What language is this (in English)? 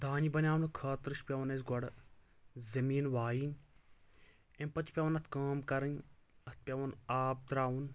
Kashmiri